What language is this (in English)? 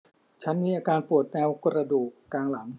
Thai